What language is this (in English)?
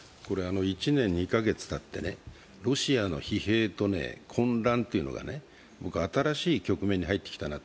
Japanese